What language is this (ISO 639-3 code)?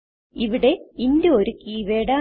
mal